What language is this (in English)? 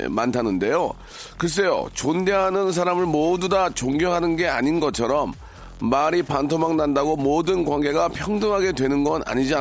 Korean